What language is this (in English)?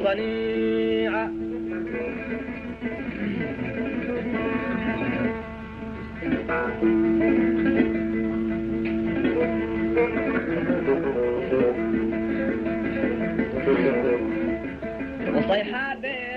Arabic